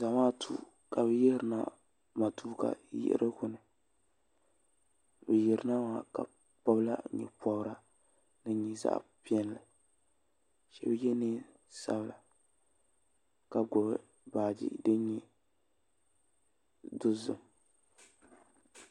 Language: Dagbani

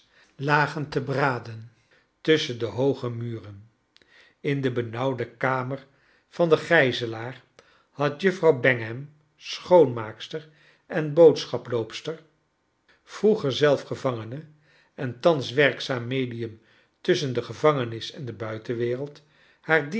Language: Dutch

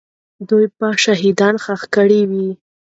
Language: Pashto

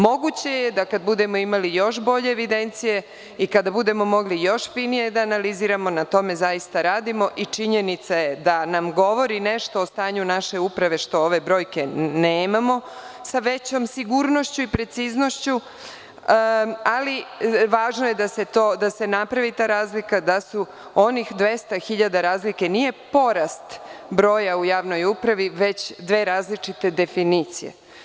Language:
Serbian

